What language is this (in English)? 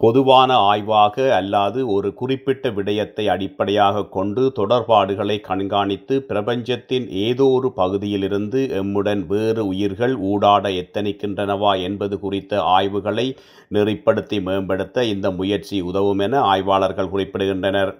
Tamil